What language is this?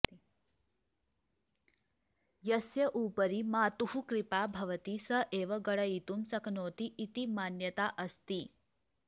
Sanskrit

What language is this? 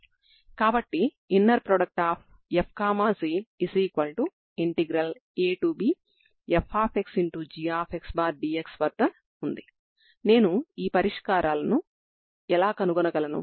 Telugu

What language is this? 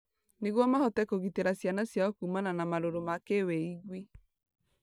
Kikuyu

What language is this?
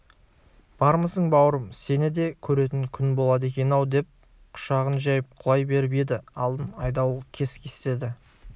Kazakh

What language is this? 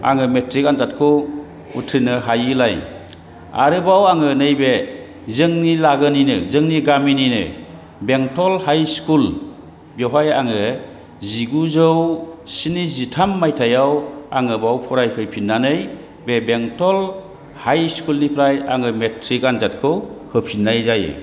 Bodo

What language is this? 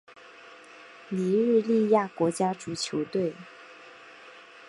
Chinese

